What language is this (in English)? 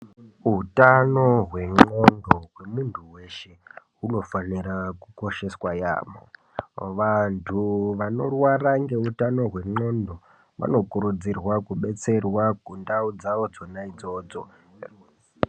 Ndau